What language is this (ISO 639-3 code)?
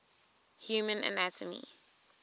eng